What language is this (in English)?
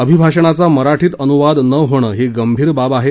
Marathi